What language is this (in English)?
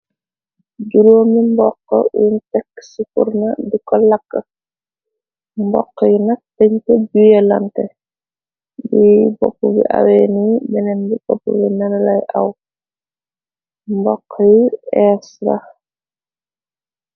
Wolof